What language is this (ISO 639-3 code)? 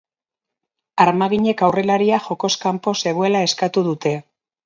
eus